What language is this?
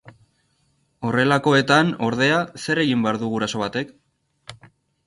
Basque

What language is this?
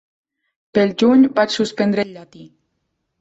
Catalan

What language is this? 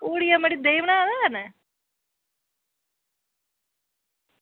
Dogri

